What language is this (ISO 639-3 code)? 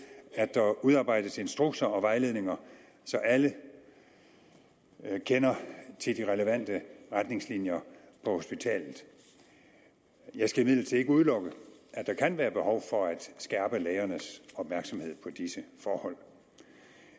dan